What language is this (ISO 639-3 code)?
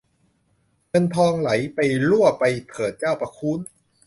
tha